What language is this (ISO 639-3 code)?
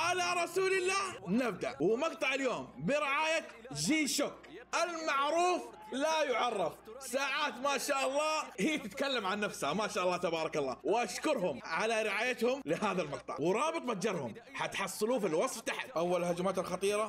ara